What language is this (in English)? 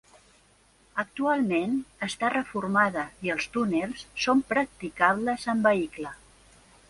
Catalan